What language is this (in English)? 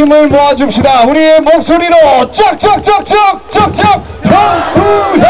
Korean